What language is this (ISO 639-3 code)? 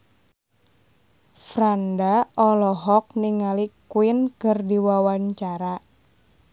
sun